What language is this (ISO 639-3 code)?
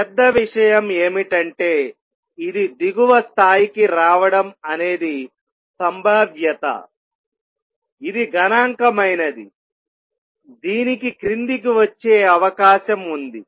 tel